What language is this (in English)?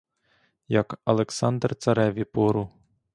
Ukrainian